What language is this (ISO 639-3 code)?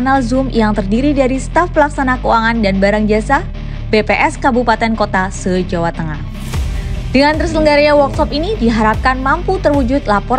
ind